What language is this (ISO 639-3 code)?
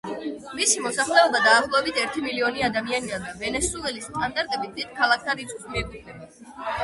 kat